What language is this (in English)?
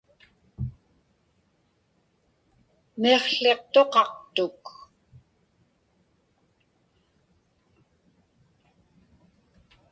Inupiaq